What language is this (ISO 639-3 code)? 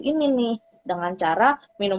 ind